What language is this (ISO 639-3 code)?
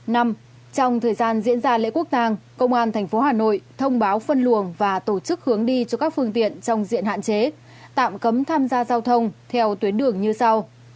vie